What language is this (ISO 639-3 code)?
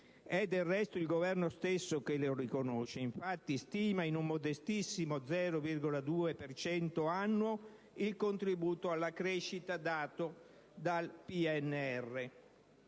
ita